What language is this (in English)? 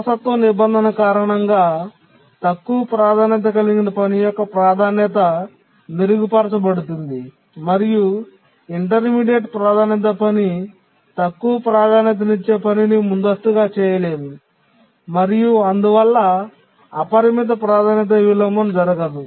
Telugu